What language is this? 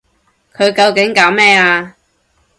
Cantonese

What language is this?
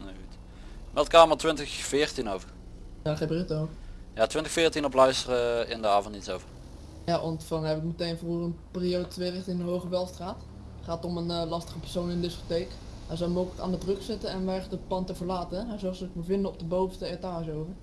Dutch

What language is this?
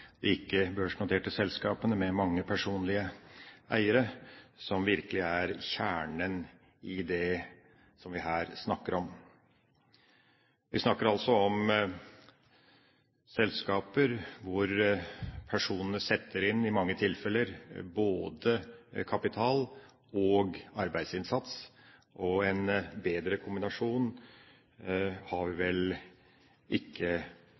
Norwegian Bokmål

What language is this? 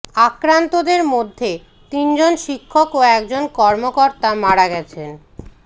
Bangla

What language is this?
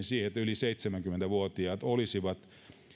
Finnish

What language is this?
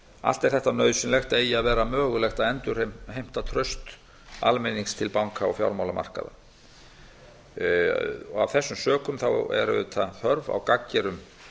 Icelandic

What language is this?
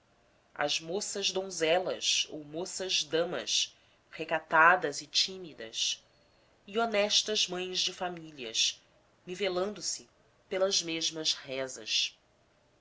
Portuguese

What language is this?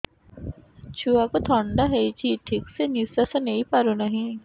Odia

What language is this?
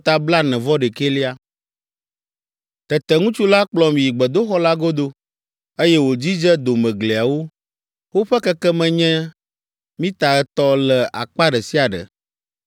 Ewe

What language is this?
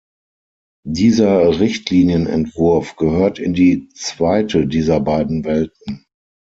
German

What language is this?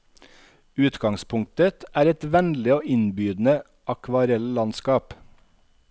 Norwegian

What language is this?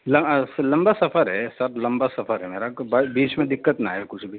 Urdu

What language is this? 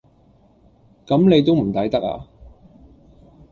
Cantonese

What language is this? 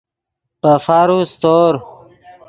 Yidgha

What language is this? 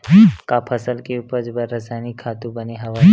Chhattisgarhi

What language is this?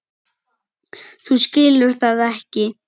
Icelandic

